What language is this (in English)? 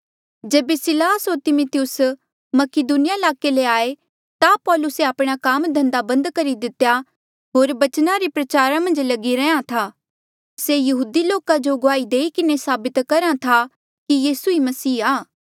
Mandeali